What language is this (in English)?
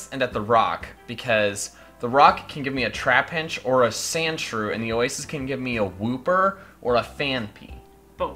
English